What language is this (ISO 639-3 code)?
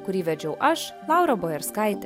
lit